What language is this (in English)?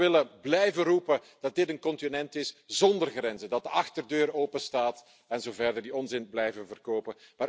Dutch